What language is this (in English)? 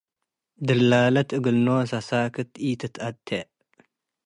Tigre